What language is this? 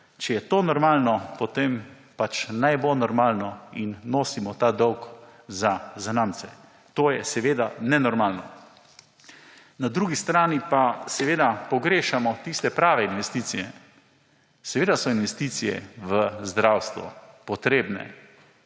Slovenian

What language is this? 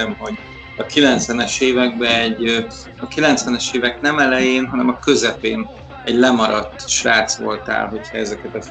Hungarian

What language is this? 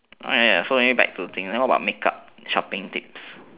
English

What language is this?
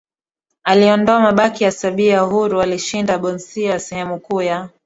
Swahili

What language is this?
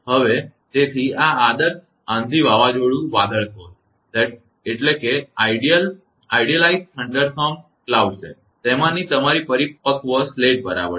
Gujarati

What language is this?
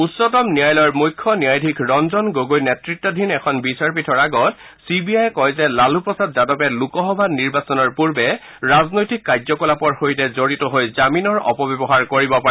Assamese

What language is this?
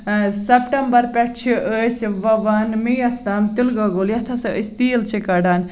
Kashmiri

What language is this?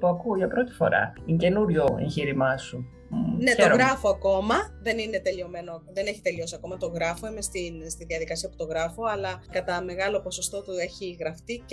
Greek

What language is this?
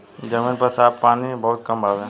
Bhojpuri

